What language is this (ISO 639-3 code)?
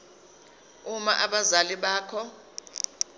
zul